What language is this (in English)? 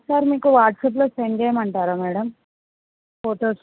Telugu